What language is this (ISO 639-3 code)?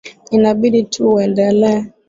swa